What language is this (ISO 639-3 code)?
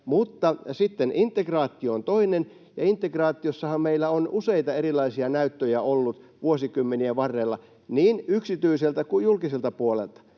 fin